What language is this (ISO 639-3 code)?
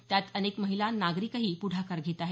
mar